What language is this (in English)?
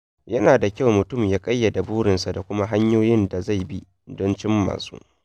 Hausa